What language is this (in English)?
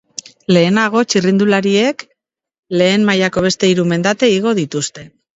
Basque